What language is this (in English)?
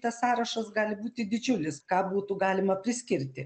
Lithuanian